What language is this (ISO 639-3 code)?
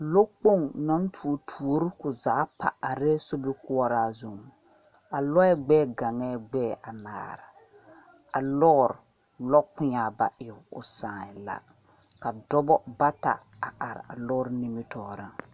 dga